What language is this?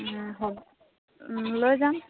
Assamese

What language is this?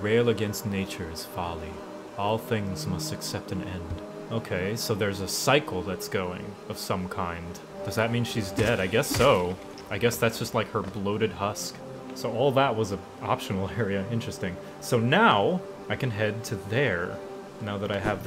English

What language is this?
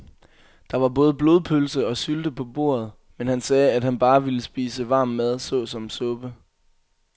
Danish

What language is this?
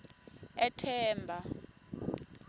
Swati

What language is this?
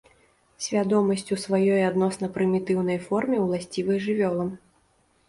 Belarusian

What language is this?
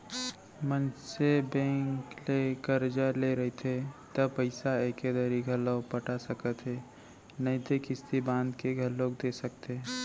Chhattisgarhi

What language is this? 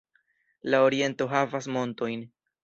Esperanto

